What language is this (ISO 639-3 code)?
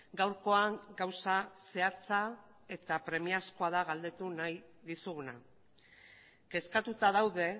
eus